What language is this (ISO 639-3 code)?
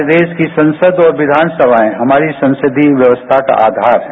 hin